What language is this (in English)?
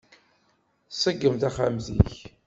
Kabyle